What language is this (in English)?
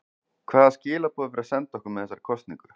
Icelandic